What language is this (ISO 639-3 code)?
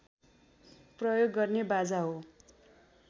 nep